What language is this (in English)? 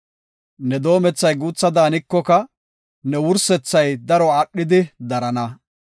Gofa